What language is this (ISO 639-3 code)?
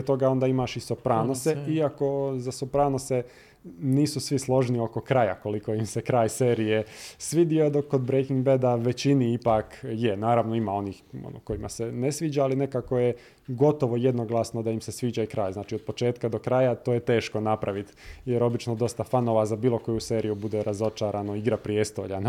hrv